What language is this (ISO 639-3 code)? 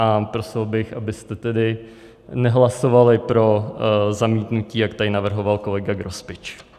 ces